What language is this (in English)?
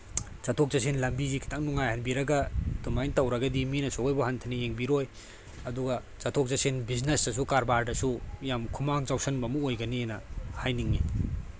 Manipuri